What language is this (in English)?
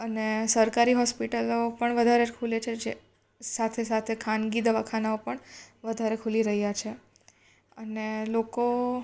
Gujarati